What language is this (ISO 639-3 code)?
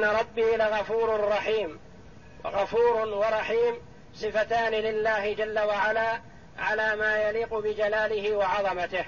ara